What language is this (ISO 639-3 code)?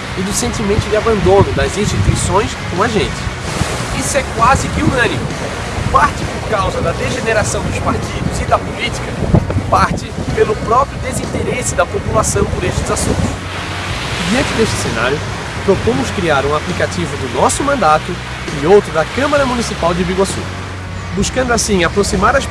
por